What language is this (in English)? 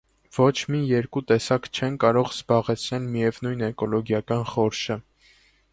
Armenian